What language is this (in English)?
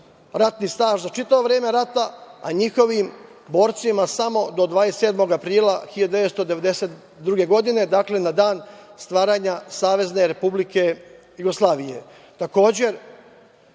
Serbian